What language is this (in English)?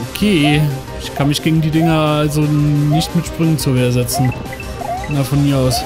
German